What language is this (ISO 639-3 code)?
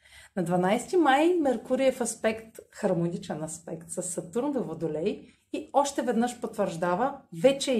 bul